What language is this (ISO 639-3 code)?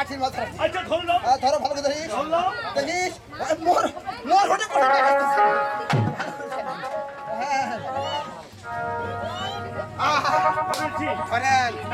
kor